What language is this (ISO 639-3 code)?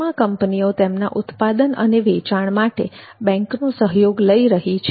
guj